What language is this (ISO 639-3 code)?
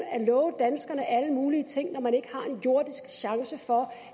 dan